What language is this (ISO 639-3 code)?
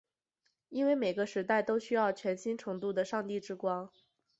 zho